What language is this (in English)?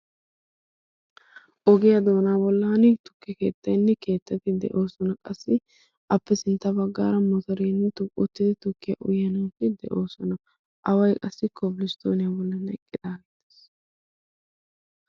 Wolaytta